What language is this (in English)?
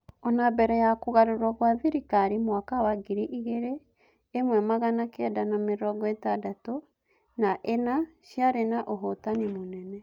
Kikuyu